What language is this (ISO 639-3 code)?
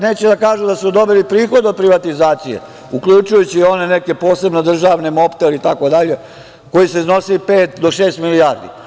srp